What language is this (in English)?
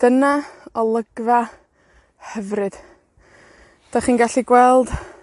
Welsh